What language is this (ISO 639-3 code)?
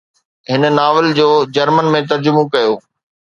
snd